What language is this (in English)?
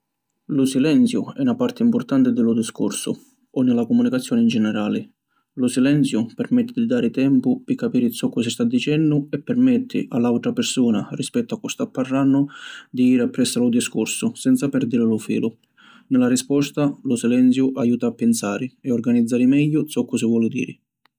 Sicilian